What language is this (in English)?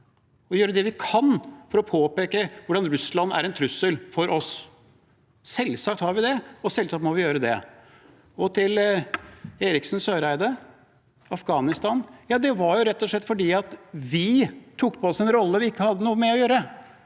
Norwegian